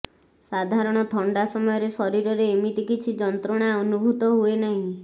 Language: Odia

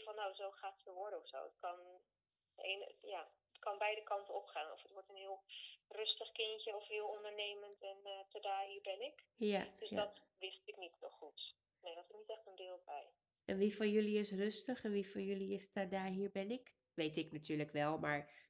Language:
Dutch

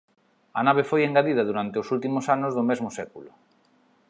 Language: Galician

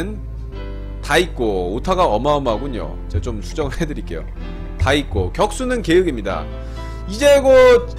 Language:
Korean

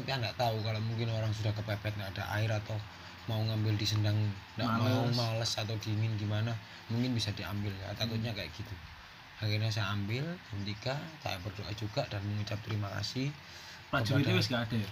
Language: Indonesian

